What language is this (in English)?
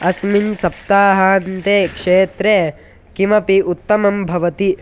Sanskrit